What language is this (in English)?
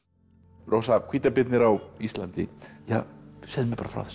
Icelandic